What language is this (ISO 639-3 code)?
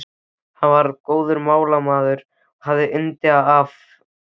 isl